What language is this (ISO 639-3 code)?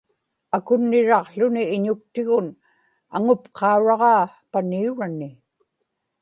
ipk